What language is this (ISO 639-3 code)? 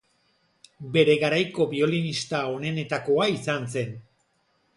eus